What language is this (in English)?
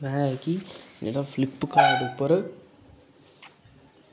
Dogri